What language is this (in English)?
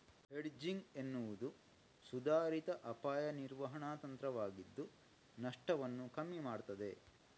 Kannada